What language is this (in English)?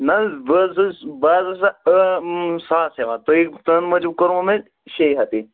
Kashmiri